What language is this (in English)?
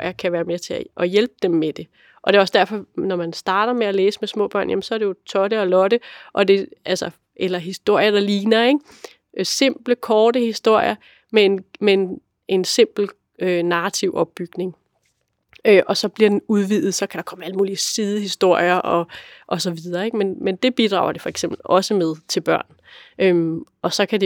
Danish